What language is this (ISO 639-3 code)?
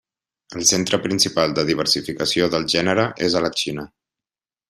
cat